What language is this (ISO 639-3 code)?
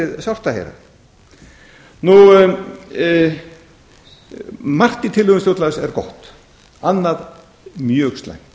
isl